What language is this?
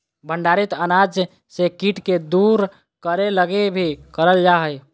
Magahi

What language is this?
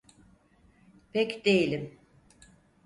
Turkish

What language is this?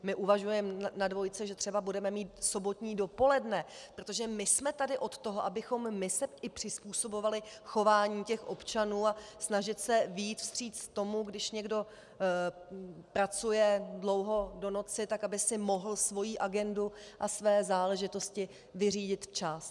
Czech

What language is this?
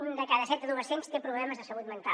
Catalan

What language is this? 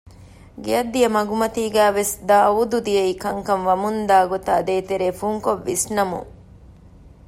Divehi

